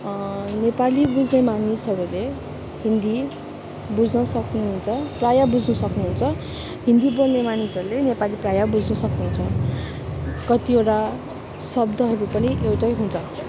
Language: Nepali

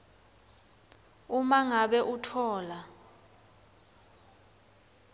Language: Swati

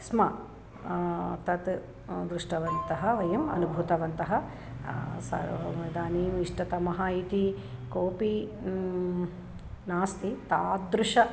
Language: Sanskrit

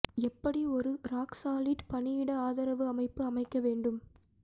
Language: Tamil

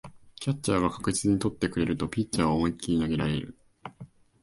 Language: Japanese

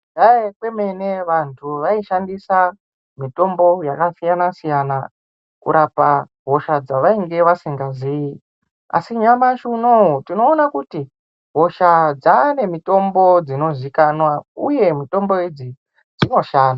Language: Ndau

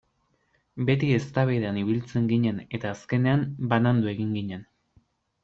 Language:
Basque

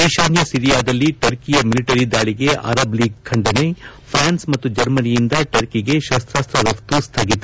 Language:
Kannada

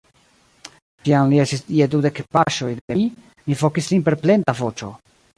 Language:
Esperanto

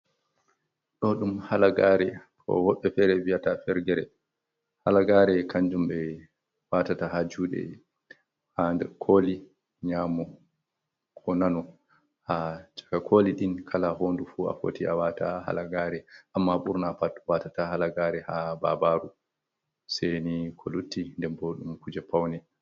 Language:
Fula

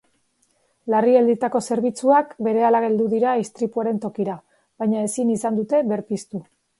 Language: Basque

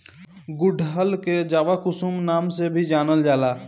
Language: Bhojpuri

